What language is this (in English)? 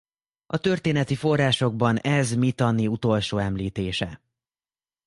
Hungarian